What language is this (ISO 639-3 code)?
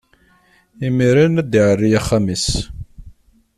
kab